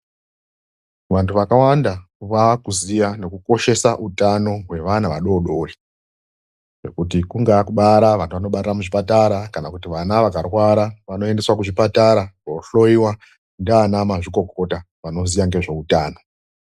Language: Ndau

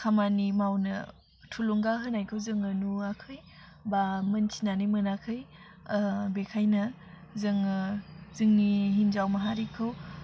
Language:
Bodo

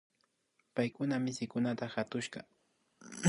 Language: Imbabura Highland Quichua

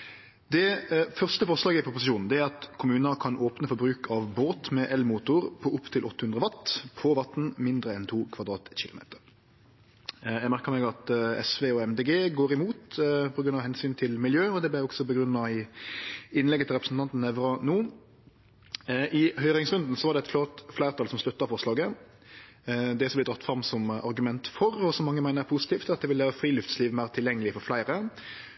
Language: Norwegian Nynorsk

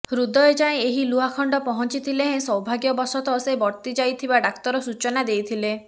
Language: Odia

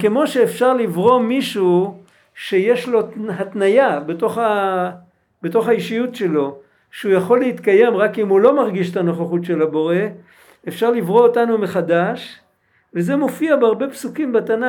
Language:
Hebrew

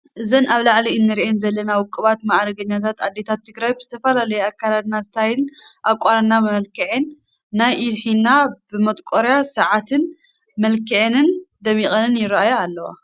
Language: Tigrinya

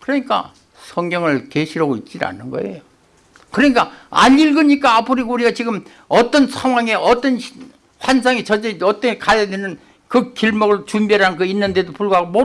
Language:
Korean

